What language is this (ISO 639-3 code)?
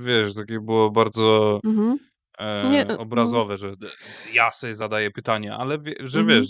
pol